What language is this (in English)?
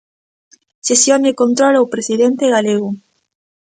Galician